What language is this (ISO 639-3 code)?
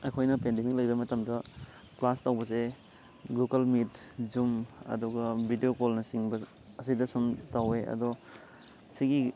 mni